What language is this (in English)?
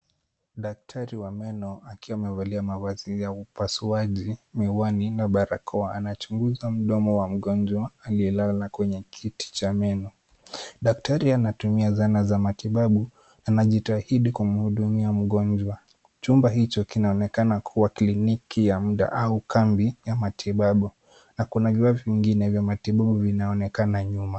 Swahili